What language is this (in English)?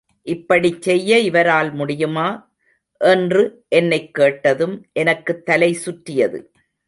Tamil